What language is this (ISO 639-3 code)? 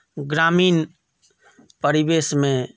mai